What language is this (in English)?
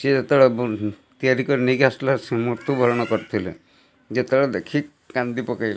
Odia